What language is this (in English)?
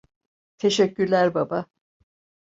Turkish